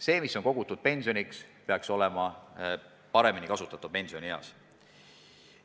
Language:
Estonian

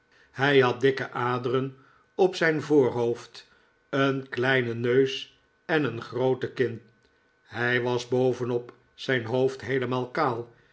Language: Dutch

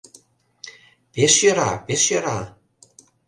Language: Mari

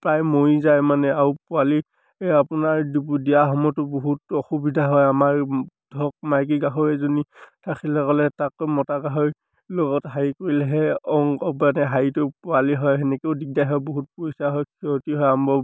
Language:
Assamese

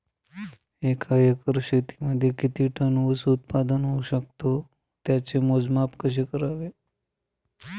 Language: Marathi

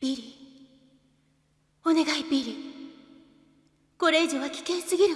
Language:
Japanese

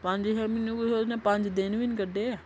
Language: Dogri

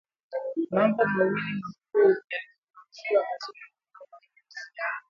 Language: Swahili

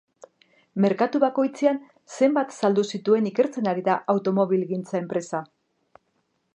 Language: Basque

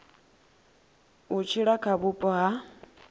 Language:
Venda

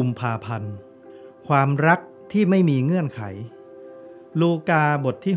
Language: Thai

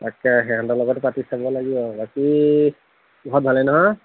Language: Assamese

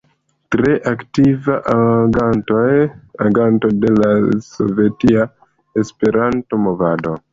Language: Esperanto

